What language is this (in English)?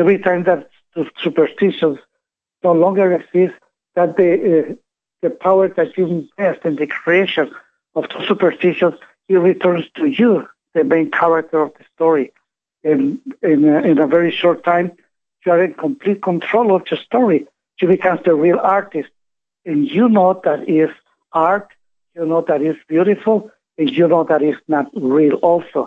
English